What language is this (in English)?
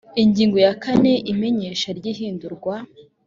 Kinyarwanda